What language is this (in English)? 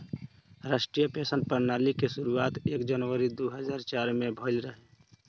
Bhojpuri